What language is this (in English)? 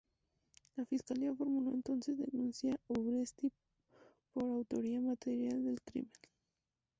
Spanish